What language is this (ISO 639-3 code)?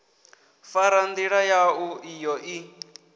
ven